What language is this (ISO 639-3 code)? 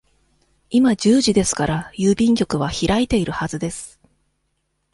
jpn